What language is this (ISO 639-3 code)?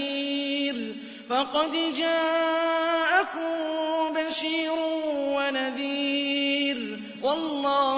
ara